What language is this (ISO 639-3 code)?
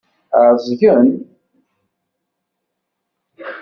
kab